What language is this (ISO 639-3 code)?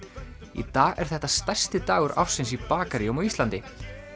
isl